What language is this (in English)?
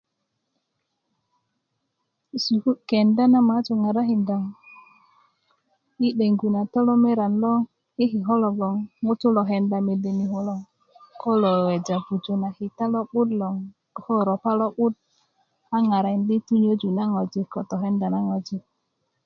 Kuku